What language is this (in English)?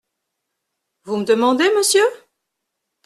French